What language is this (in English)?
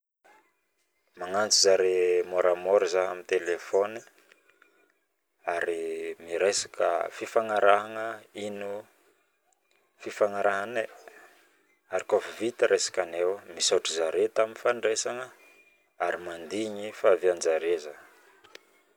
Northern Betsimisaraka Malagasy